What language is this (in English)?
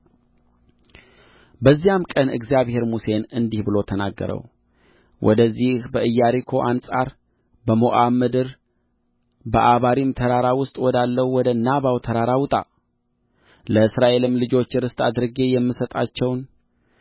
Amharic